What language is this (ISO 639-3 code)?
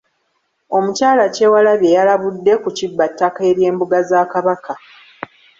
lug